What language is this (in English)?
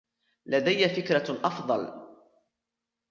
Arabic